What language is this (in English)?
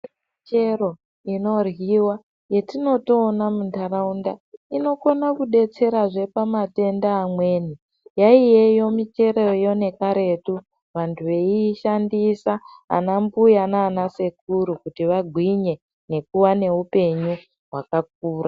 Ndau